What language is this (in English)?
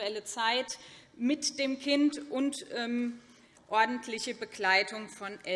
German